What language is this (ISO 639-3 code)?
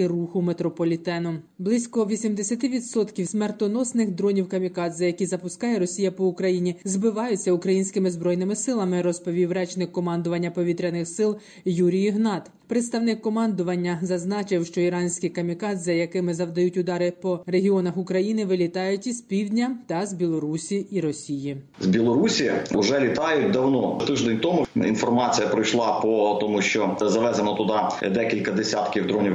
ukr